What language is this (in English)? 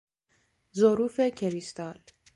Persian